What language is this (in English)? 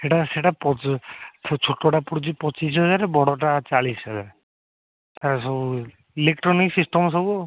Odia